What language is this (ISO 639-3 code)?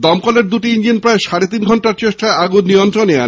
ben